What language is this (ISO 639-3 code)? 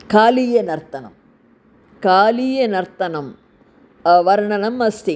san